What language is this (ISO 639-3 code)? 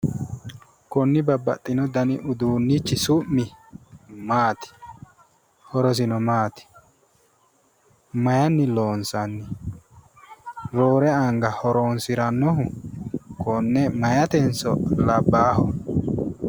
sid